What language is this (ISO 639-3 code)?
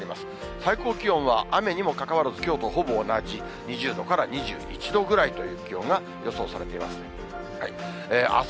jpn